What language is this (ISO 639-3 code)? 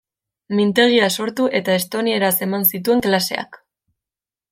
eus